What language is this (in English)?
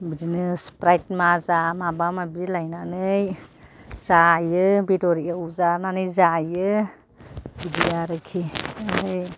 Bodo